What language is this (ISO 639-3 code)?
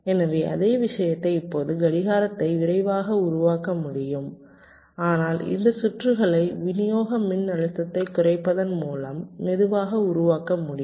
tam